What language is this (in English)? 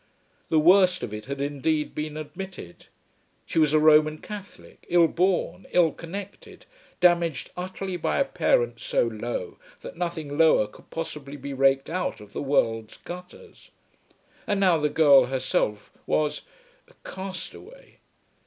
English